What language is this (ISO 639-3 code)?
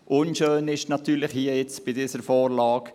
gsw